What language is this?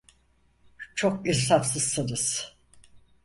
Turkish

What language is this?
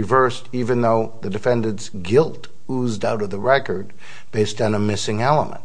English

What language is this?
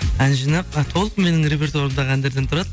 Kazakh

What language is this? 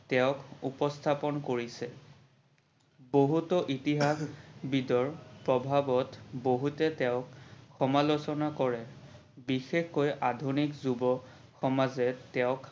Assamese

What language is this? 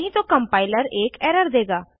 Hindi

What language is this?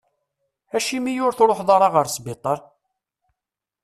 Kabyle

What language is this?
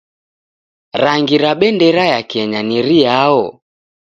Taita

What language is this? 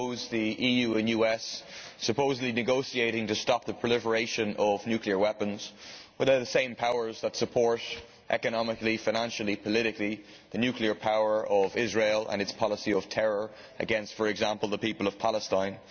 English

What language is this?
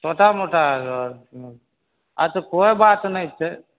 Maithili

